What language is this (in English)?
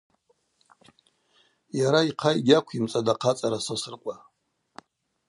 Abaza